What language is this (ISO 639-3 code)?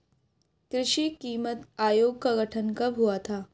hin